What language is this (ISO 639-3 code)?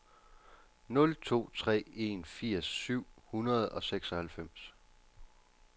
dan